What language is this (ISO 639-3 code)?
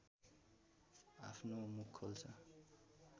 nep